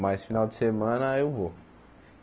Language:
Portuguese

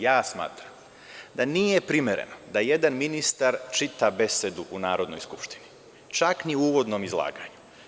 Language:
Serbian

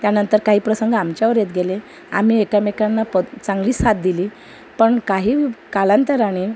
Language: Marathi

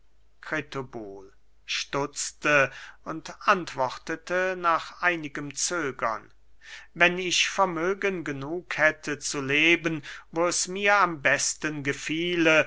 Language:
German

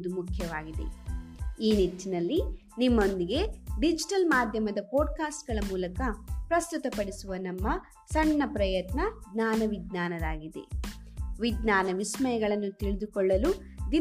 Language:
Kannada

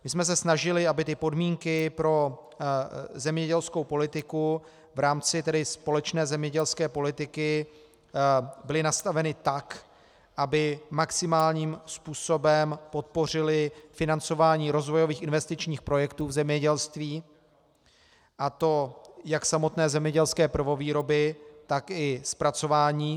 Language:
Czech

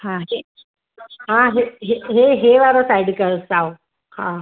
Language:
Sindhi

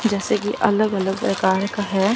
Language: Hindi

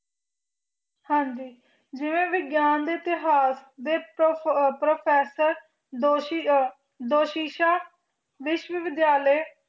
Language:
Punjabi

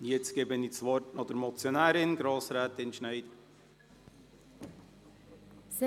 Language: Swiss German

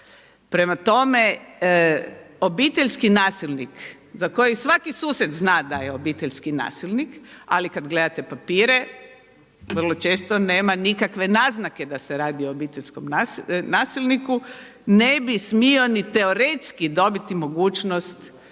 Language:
Croatian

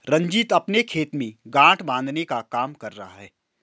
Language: Hindi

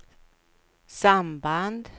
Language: Swedish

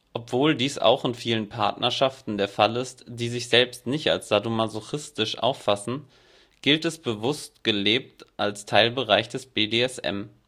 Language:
German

